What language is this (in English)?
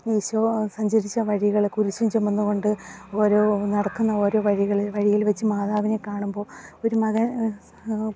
Malayalam